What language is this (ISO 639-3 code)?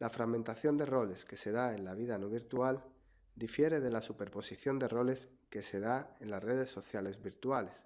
spa